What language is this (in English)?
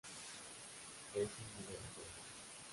Spanish